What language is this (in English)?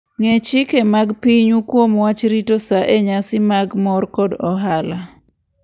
Luo (Kenya and Tanzania)